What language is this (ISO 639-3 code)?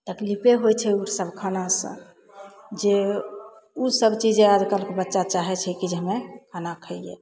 mai